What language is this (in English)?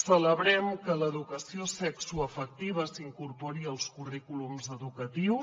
Catalan